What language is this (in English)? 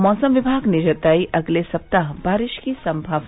Hindi